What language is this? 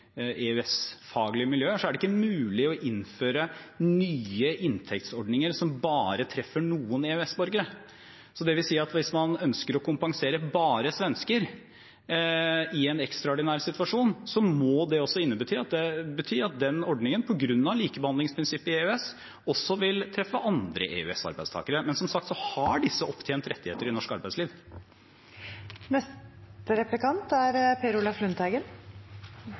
Norwegian Bokmål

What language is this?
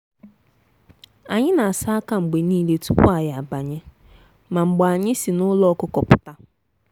Igbo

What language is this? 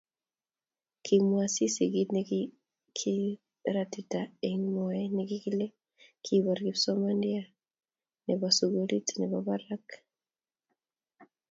Kalenjin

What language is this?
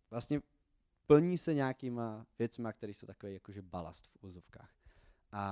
Czech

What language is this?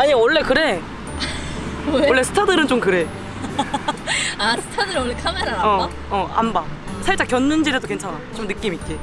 Korean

